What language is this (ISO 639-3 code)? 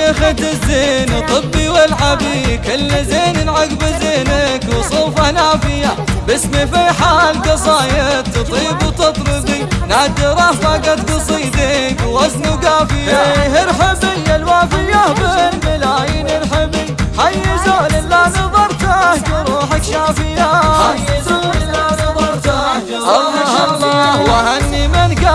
ara